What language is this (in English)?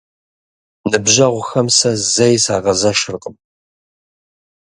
Kabardian